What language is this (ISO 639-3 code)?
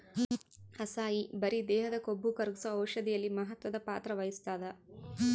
kan